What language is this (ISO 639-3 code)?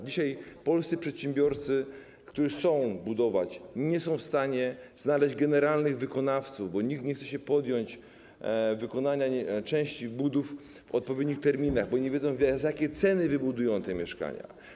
pol